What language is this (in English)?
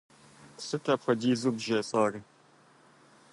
Kabardian